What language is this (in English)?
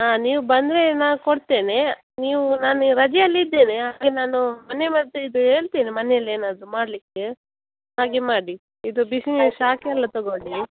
Kannada